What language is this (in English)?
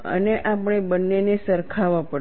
Gujarati